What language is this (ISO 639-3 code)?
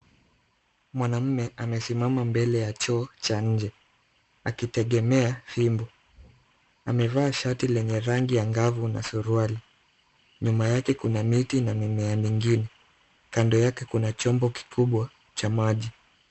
swa